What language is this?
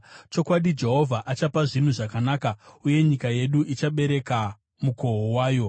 Shona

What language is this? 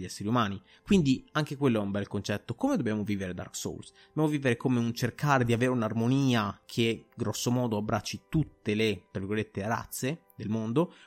Italian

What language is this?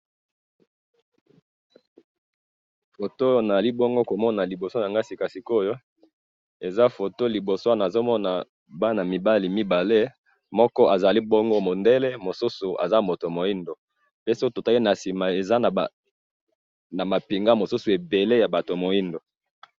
Lingala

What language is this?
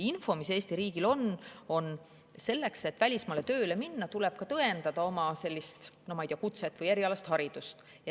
Estonian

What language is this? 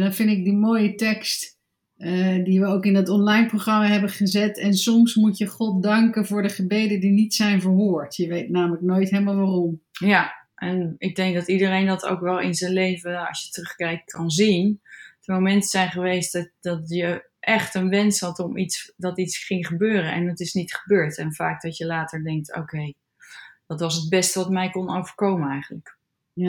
Dutch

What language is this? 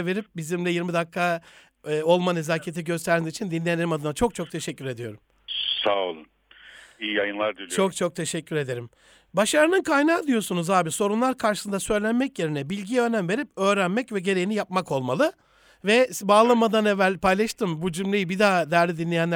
Turkish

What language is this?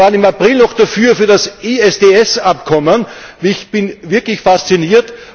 German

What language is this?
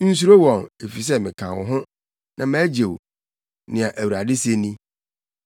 Akan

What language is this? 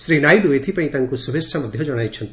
Odia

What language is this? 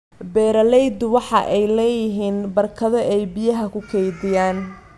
Somali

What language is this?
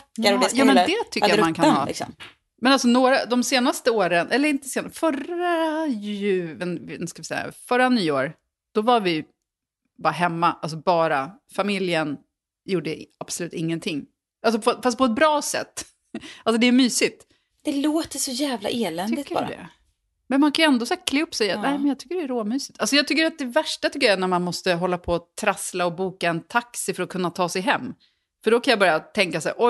Swedish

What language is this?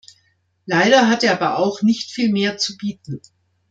German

